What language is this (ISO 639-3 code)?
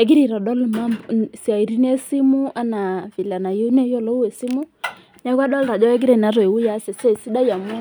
mas